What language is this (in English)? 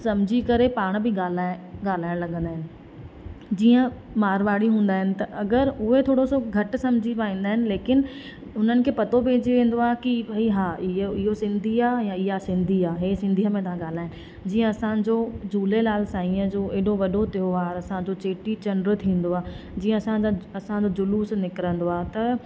Sindhi